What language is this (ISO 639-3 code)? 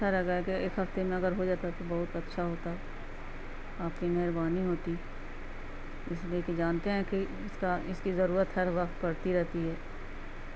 urd